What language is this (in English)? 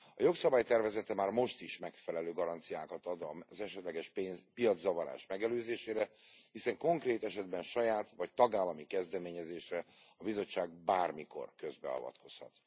Hungarian